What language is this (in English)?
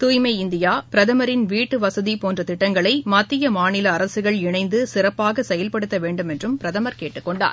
Tamil